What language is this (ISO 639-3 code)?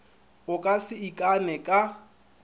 nso